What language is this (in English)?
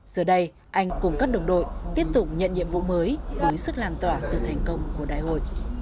Vietnamese